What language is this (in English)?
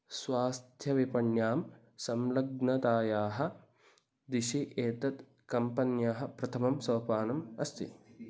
Sanskrit